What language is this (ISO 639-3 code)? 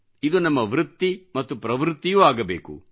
kan